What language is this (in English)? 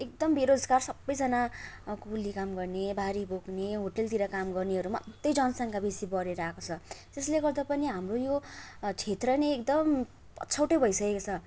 Nepali